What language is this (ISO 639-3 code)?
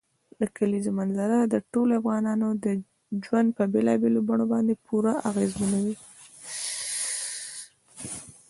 pus